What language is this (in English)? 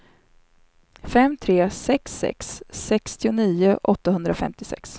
Swedish